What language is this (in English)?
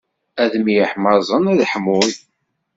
Kabyle